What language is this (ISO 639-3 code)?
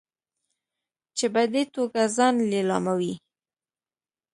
pus